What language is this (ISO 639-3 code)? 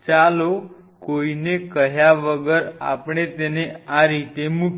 guj